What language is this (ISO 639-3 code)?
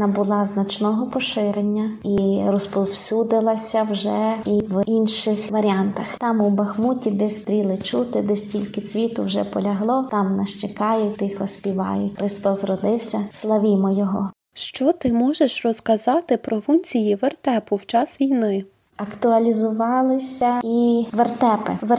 ukr